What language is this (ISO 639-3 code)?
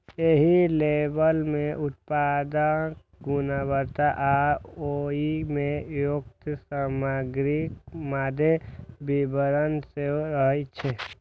mai